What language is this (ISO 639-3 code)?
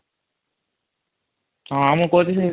ori